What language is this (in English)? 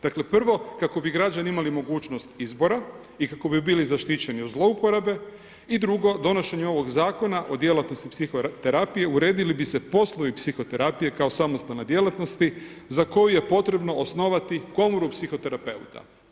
Croatian